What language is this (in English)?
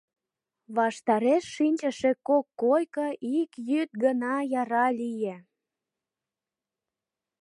Mari